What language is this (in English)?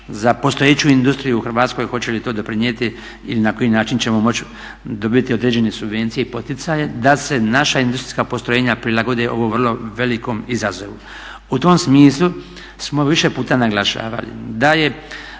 Croatian